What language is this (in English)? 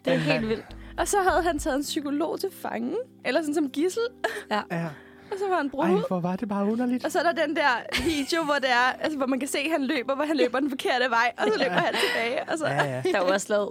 Danish